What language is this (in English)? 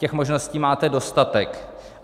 Czech